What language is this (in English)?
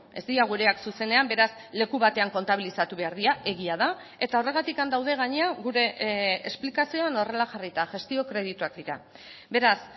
Basque